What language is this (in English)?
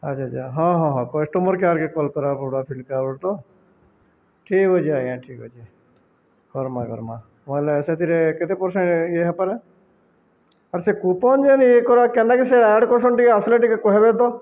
Odia